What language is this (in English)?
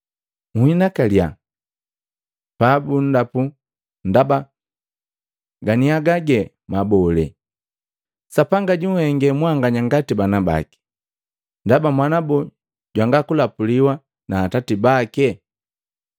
Matengo